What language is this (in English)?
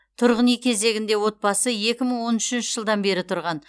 Kazakh